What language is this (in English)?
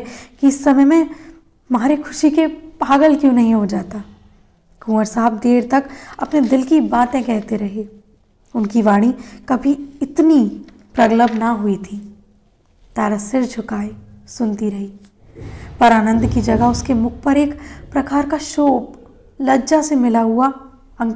Hindi